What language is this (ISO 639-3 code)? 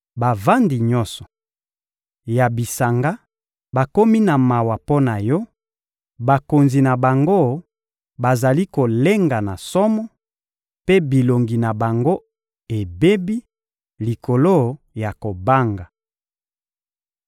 lin